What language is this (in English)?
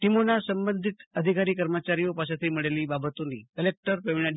Gujarati